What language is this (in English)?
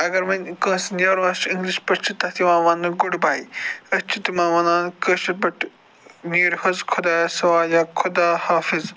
Kashmiri